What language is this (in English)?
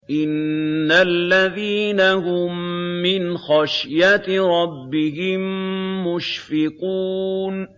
Arabic